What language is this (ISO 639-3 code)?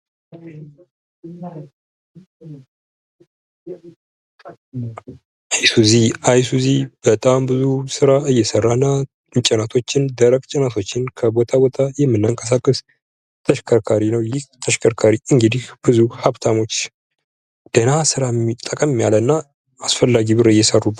amh